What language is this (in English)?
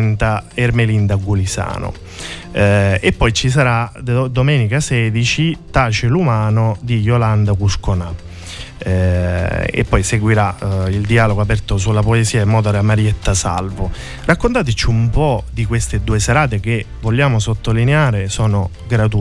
Italian